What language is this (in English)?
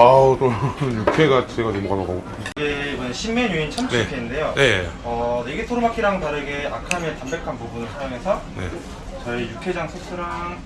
Korean